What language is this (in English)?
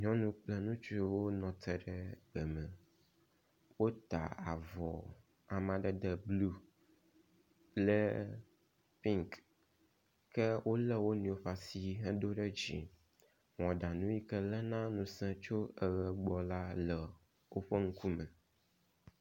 Ewe